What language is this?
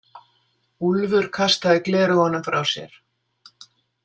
Icelandic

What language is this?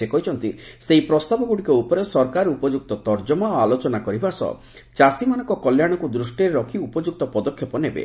Odia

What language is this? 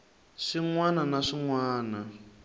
Tsonga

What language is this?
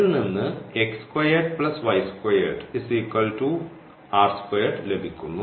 Malayalam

